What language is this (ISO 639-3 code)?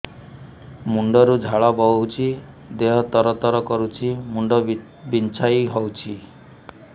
ori